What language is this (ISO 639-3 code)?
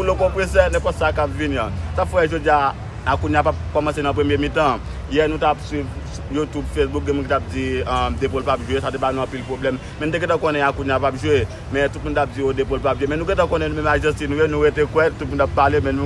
fra